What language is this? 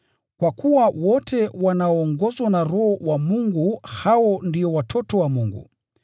Swahili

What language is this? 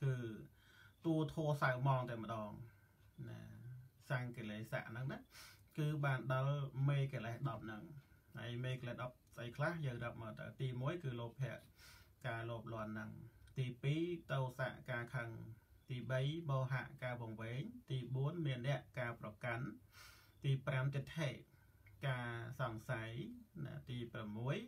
Thai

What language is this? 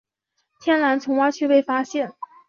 Chinese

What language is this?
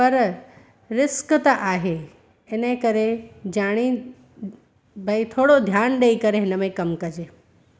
Sindhi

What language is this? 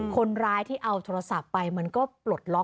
Thai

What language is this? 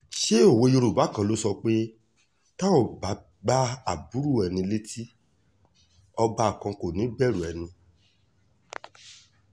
Yoruba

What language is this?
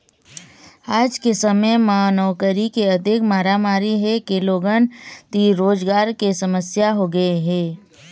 Chhattisgarhi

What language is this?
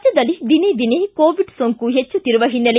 Kannada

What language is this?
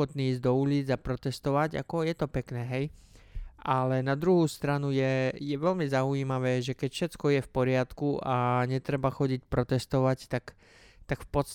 Slovak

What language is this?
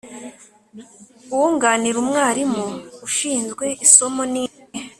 Kinyarwanda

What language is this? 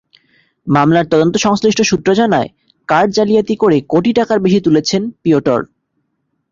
Bangla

